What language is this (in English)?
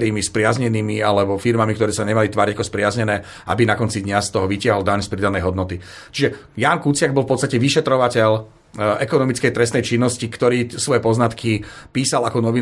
Slovak